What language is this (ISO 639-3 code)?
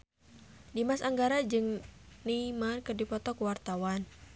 sun